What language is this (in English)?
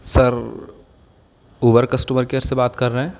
Urdu